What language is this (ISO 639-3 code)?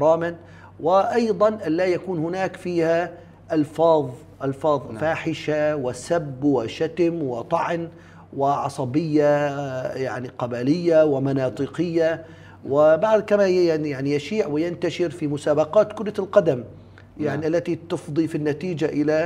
ara